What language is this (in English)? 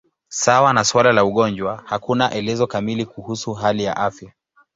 Swahili